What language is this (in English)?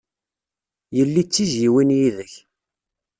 Kabyle